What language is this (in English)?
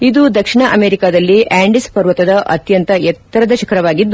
Kannada